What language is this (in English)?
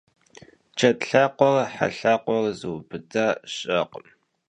Kabardian